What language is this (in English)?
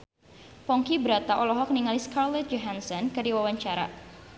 Sundanese